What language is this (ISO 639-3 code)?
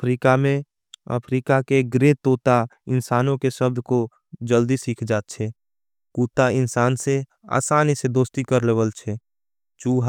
anp